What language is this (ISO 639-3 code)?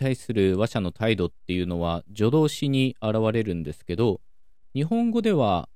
jpn